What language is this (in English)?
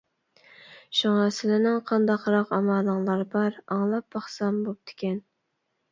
Uyghur